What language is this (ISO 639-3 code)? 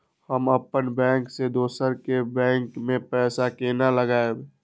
mai